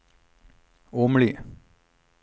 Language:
Norwegian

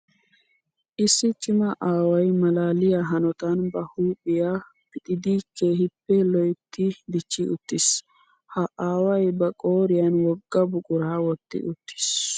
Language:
Wolaytta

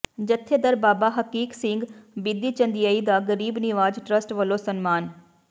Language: Punjabi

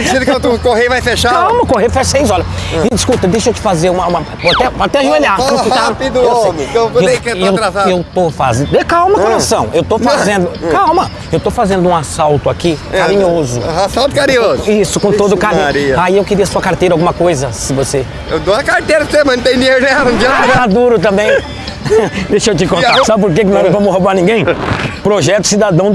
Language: Portuguese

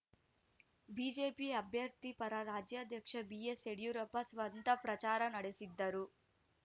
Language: Kannada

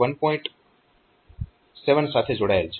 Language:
Gujarati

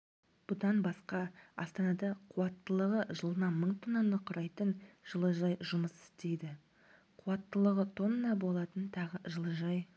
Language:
Kazakh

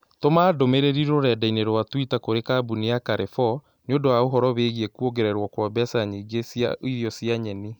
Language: Kikuyu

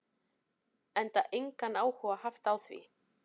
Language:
Icelandic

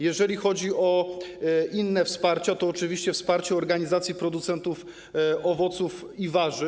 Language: Polish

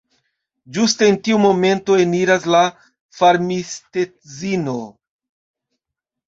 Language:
Esperanto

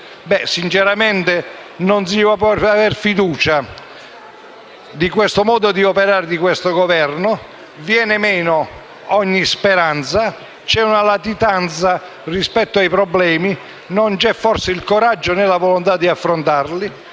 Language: Italian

